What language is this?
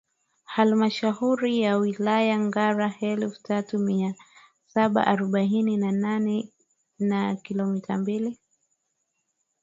Swahili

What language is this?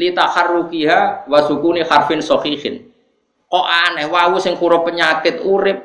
Indonesian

